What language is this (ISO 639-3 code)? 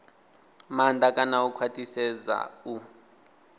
ven